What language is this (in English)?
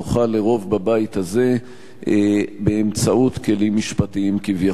Hebrew